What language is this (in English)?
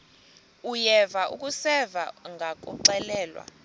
Xhosa